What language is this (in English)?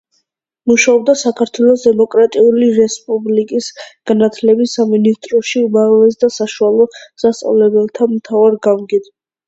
Georgian